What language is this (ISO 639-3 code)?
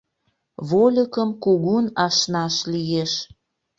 chm